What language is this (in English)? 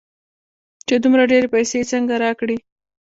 Pashto